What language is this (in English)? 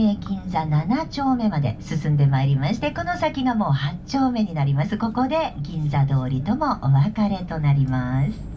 Japanese